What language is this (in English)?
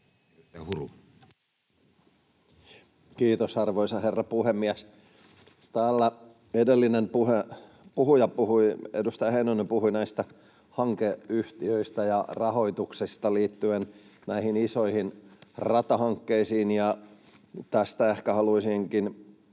Finnish